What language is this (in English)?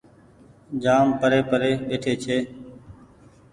Goaria